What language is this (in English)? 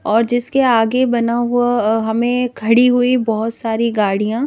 Hindi